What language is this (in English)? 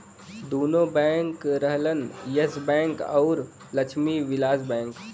Bhojpuri